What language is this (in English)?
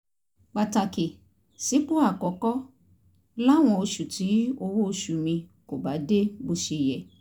Yoruba